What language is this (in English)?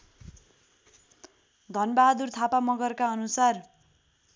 Nepali